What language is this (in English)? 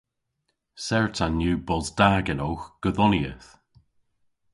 Cornish